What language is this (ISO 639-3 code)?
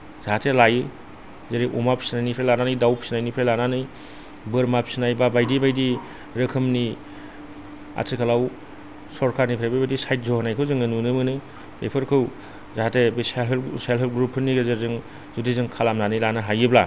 brx